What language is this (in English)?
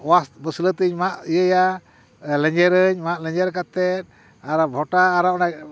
Santali